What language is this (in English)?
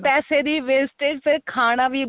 Punjabi